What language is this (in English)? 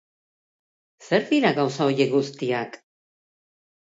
Basque